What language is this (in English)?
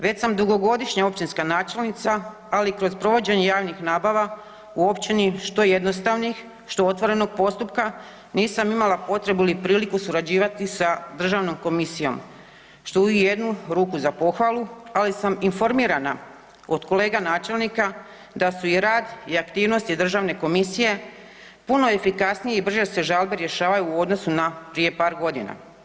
Croatian